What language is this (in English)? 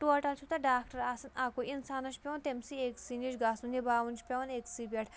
Kashmiri